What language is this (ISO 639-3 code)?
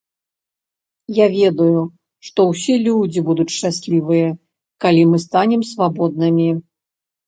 bel